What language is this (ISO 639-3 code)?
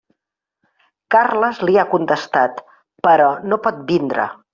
cat